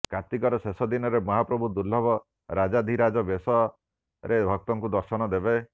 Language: Odia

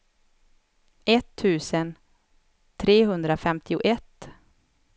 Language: Swedish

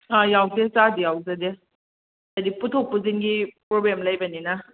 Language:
Manipuri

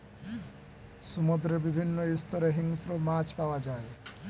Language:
Bangla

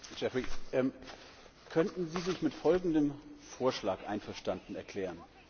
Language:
German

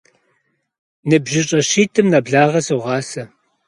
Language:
Kabardian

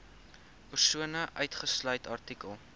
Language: Afrikaans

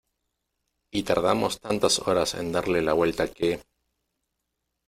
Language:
Spanish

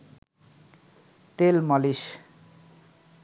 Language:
Bangla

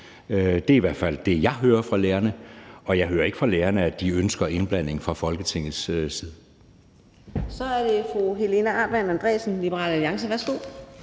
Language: Danish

